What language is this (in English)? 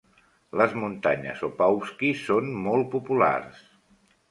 Catalan